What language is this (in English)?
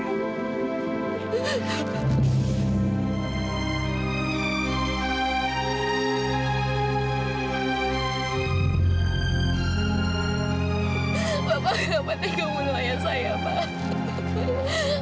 Indonesian